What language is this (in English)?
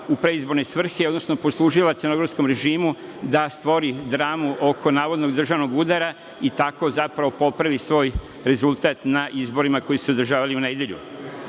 Serbian